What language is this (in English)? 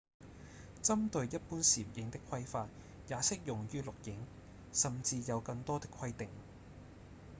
Cantonese